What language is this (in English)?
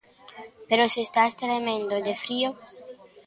Galician